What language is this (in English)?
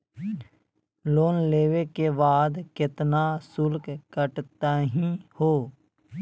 Magahi